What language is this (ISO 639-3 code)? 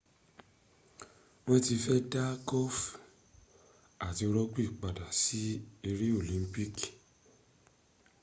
yor